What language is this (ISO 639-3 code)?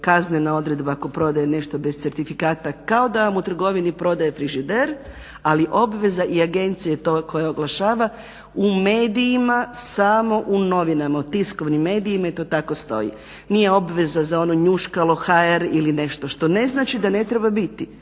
hrv